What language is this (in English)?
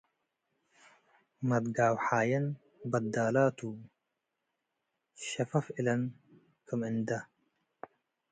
Tigre